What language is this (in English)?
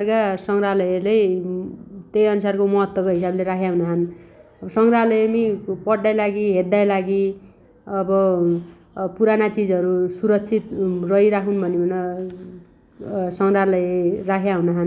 Dotyali